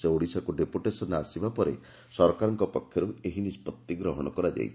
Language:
Odia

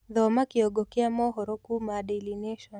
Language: Kikuyu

